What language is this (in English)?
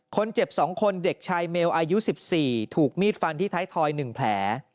Thai